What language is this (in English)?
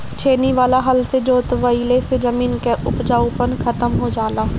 Bhojpuri